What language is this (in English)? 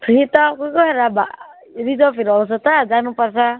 Nepali